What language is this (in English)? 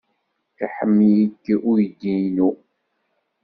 Kabyle